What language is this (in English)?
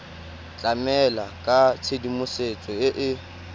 Tswana